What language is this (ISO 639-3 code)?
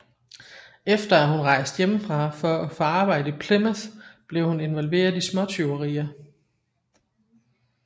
dan